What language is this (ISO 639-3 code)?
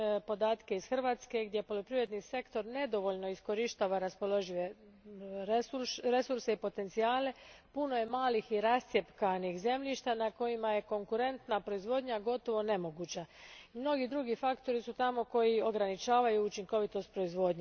hrv